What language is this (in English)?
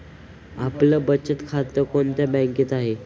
Marathi